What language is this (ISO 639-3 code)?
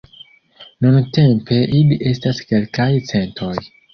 epo